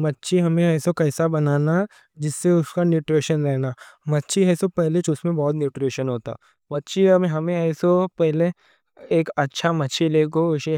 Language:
Deccan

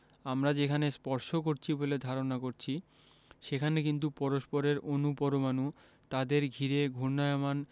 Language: Bangla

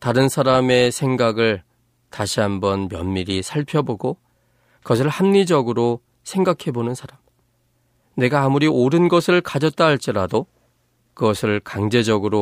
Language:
Korean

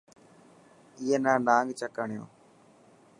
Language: Dhatki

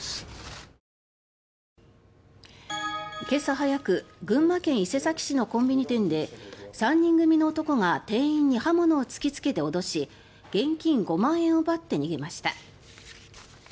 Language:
Japanese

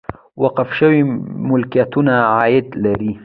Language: Pashto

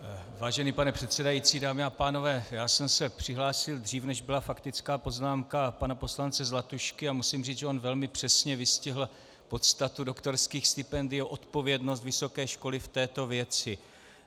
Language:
Czech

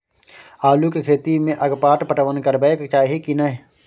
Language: Maithili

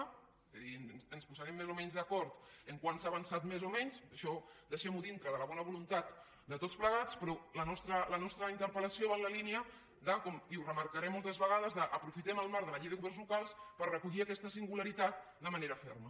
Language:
Catalan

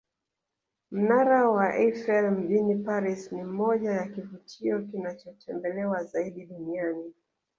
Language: Swahili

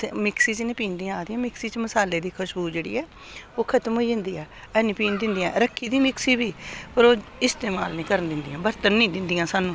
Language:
Dogri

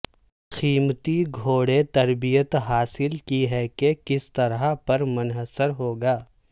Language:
Urdu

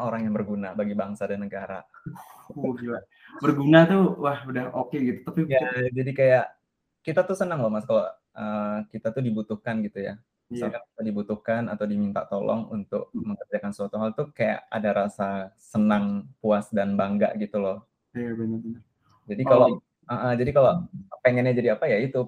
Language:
Indonesian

